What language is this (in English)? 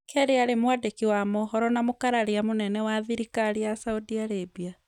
Kikuyu